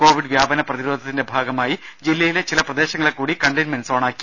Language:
Malayalam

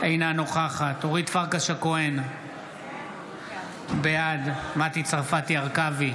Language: Hebrew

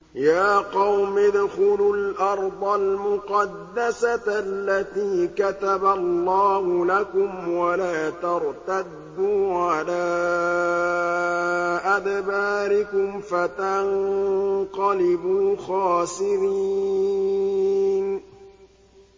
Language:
Arabic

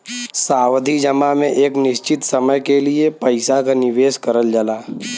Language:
Bhojpuri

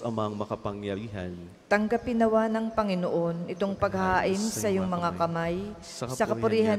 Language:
Filipino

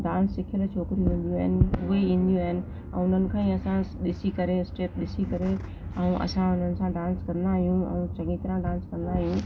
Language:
Sindhi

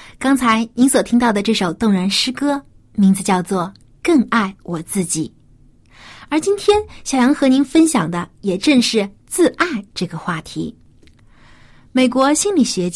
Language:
Chinese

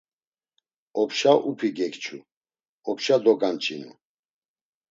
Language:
Laz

